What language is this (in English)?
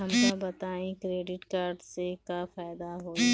Bhojpuri